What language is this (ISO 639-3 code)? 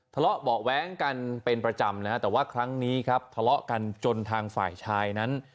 tha